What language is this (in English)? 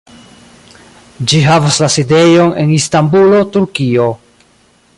Esperanto